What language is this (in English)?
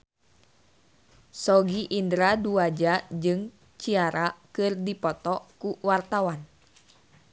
Sundanese